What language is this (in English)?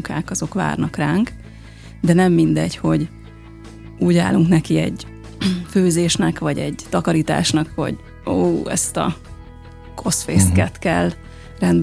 Hungarian